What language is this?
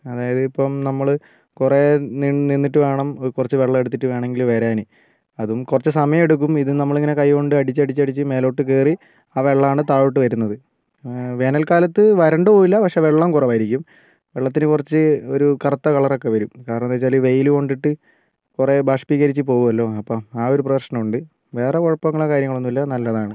Malayalam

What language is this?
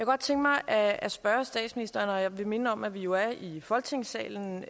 Danish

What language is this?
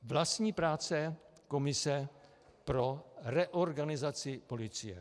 Czech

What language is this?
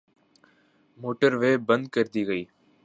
Urdu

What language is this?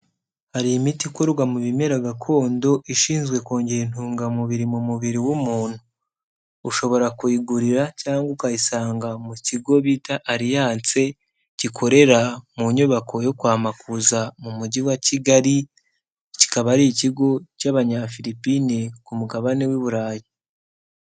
Kinyarwanda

